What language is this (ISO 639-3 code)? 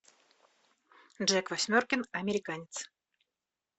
rus